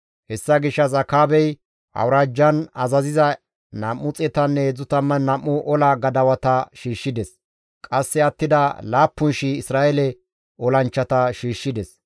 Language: Gamo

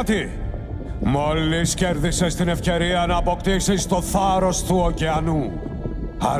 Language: Greek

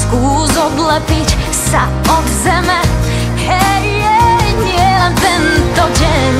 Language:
Slovak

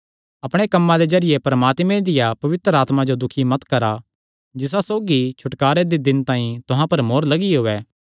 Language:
Kangri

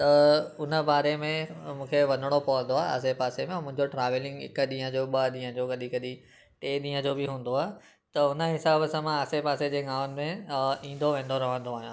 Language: Sindhi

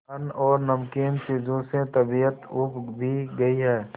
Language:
Hindi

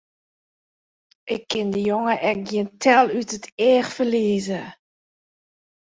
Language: Western Frisian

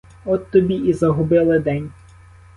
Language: Ukrainian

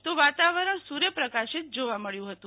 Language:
Gujarati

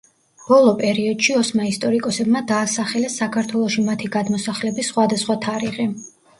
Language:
Georgian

